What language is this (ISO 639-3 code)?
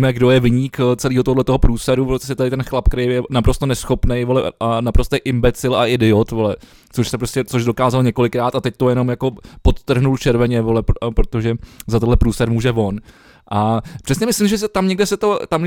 ces